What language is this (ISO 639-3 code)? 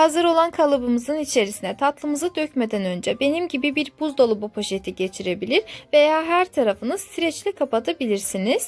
tur